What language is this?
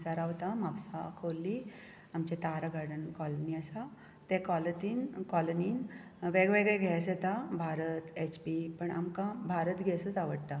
Konkani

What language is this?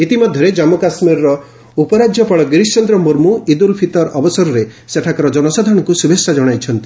Odia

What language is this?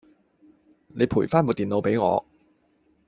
Cantonese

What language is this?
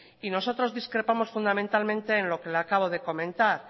Spanish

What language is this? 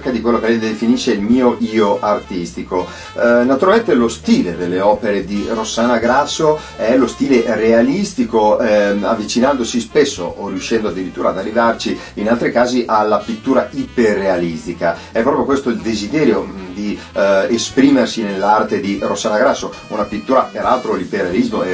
Italian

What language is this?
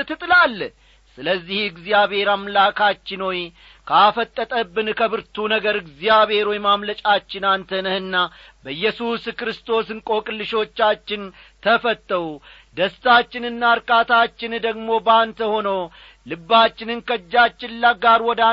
Amharic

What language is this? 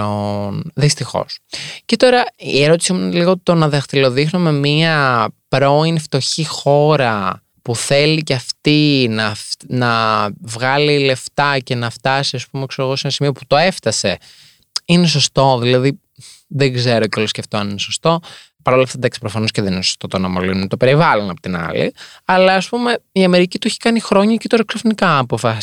Greek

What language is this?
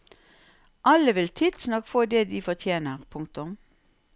Norwegian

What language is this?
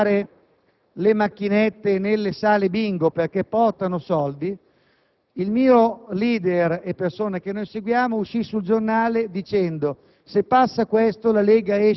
Italian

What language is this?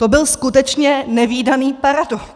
Czech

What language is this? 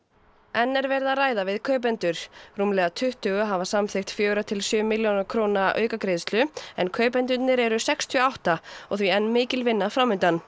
Icelandic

